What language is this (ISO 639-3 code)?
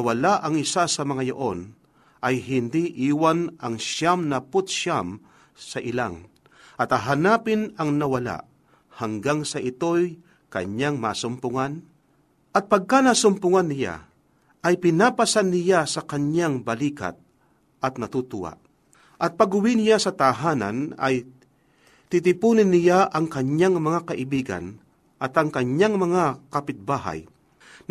fil